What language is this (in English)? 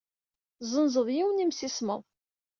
Kabyle